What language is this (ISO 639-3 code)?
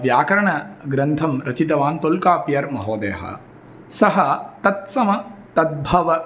san